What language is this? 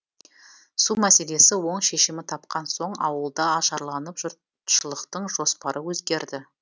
Kazakh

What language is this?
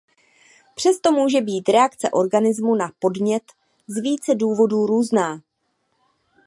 Czech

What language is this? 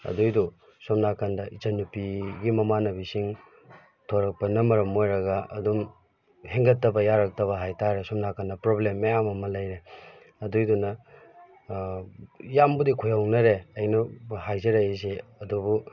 Manipuri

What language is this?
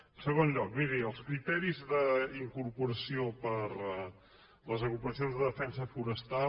Catalan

